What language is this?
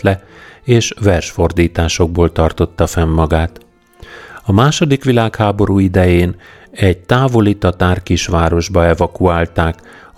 Hungarian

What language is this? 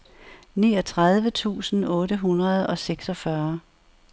Danish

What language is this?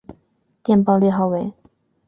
Chinese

